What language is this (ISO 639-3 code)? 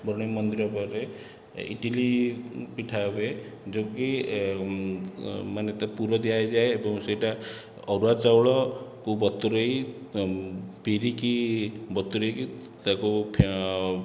ori